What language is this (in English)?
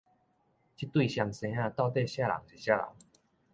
Min Nan Chinese